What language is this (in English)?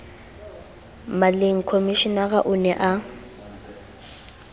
Southern Sotho